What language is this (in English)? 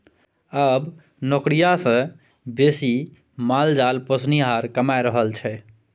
Maithili